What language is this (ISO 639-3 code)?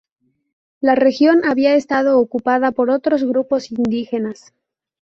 spa